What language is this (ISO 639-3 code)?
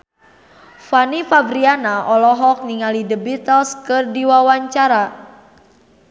sun